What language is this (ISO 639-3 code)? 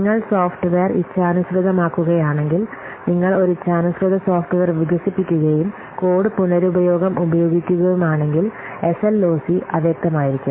mal